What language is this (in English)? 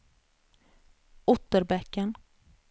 Swedish